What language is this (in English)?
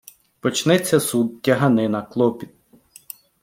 Ukrainian